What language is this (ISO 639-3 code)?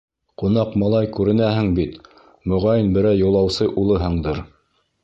bak